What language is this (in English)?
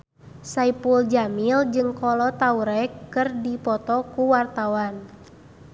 Sundanese